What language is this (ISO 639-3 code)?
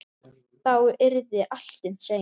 isl